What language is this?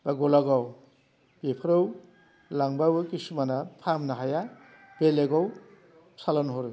Bodo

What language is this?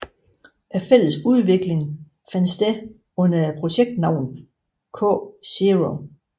Danish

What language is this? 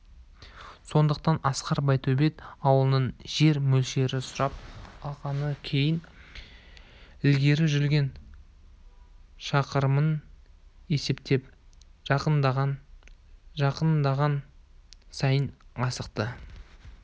Kazakh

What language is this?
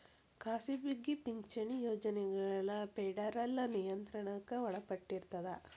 Kannada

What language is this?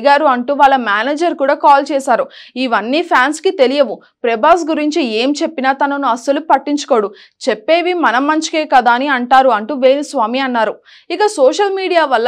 Telugu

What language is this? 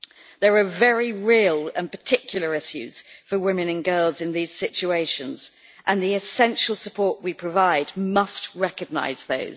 English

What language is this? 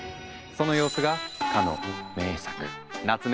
Japanese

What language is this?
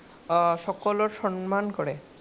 Assamese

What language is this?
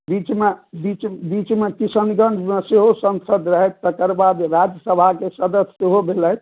Maithili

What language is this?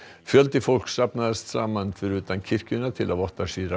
Icelandic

